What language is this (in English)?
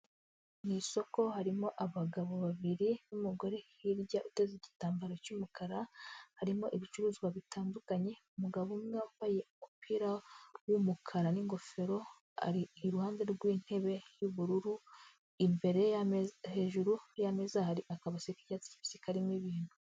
Kinyarwanda